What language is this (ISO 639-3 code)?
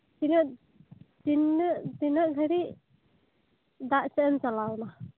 sat